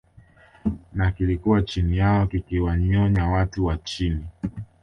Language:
Swahili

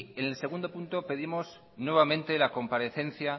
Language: Spanish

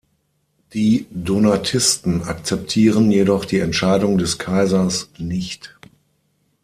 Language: German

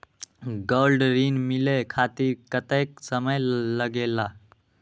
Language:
Magahi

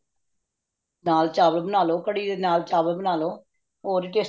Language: Punjabi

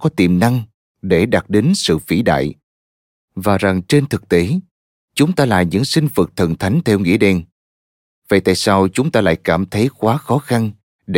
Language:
Vietnamese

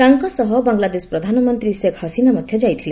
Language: Odia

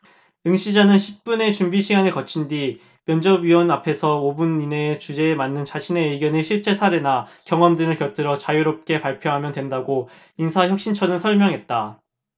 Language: Korean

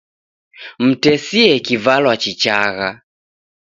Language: Taita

